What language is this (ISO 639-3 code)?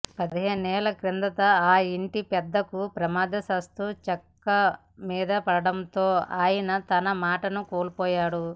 tel